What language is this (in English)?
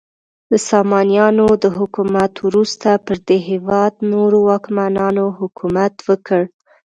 Pashto